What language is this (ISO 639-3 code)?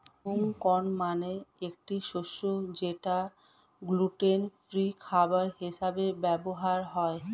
ben